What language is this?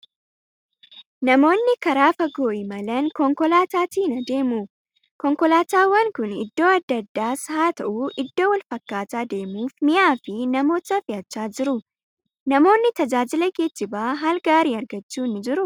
Oromo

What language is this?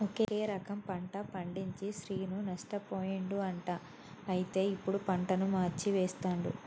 Telugu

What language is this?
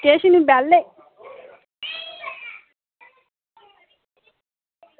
Dogri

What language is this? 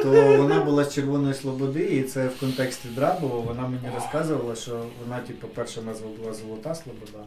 Ukrainian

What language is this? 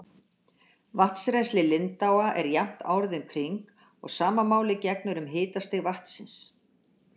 Icelandic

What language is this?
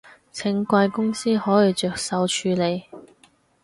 Cantonese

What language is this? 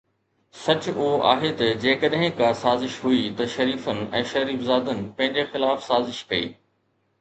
Sindhi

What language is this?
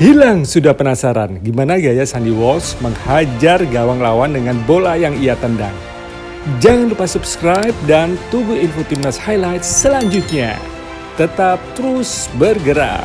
Indonesian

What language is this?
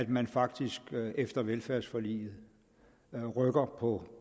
Danish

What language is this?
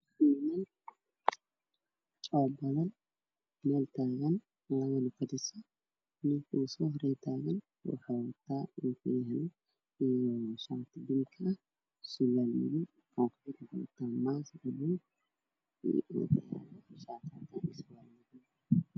Somali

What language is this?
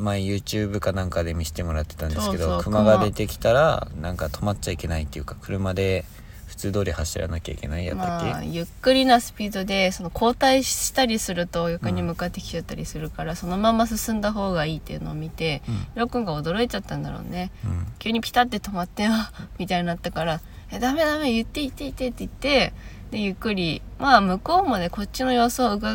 Japanese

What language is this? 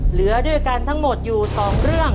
Thai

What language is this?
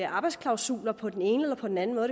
Danish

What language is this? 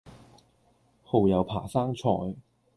Cantonese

